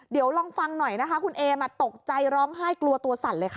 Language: Thai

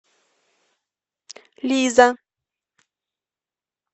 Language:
Russian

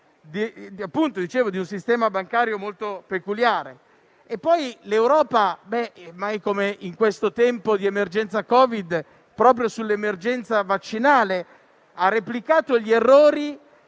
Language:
Italian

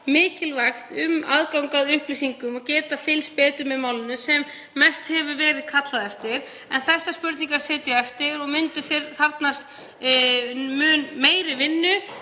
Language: Icelandic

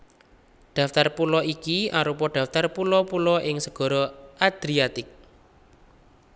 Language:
Javanese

